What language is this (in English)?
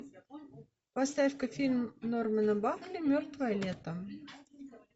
Russian